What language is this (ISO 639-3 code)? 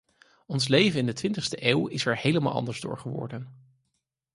nld